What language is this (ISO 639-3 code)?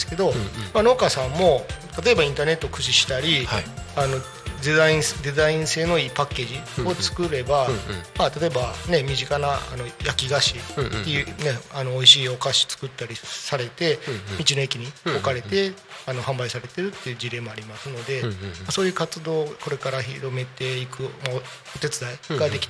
jpn